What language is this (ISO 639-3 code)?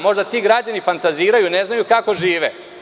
srp